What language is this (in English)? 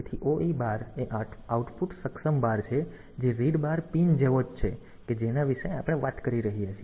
Gujarati